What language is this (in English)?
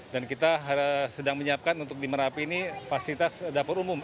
Indonesian